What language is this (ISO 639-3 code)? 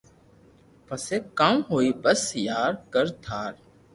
lrk